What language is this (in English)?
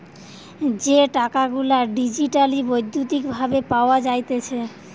Bangla